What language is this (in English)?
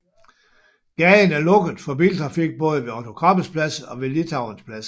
Danish